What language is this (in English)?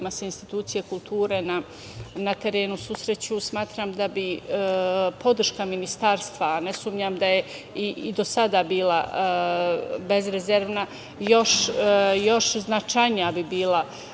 Serbian